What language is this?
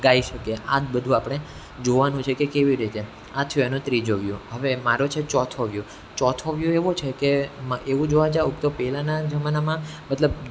Gujarati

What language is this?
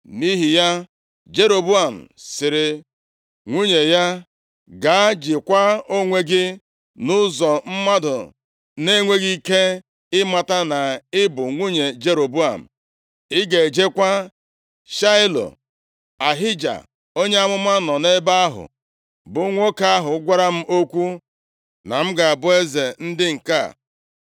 Igbo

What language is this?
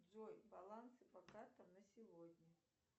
Russian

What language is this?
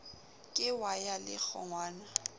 Southern Sotho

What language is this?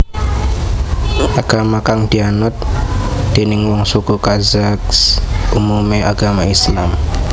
Javanese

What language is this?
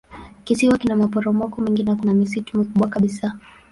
Swahili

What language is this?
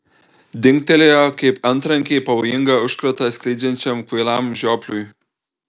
Lithuanian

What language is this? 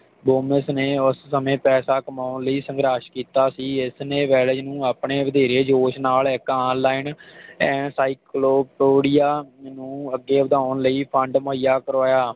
Punjabi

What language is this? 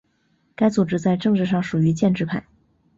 Chinese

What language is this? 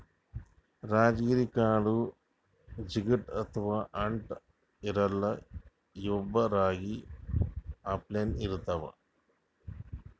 Kannada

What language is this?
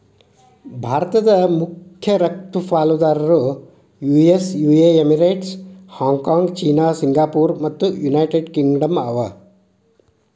Kannada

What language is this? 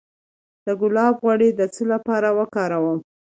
Pashto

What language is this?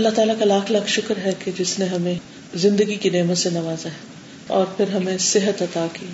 Urdu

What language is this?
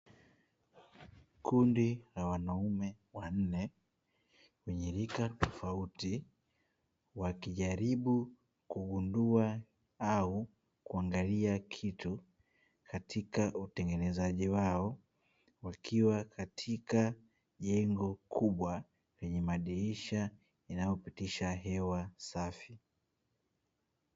Swahili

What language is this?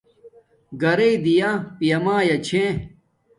Domaaki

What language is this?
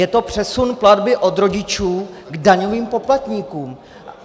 Czech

